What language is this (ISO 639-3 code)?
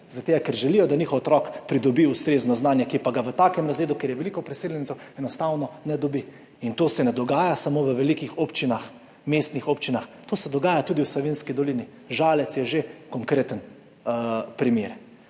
slv